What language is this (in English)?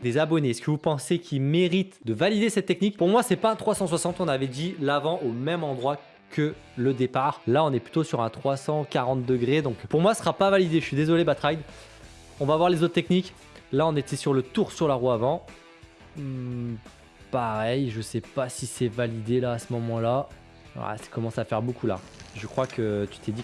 French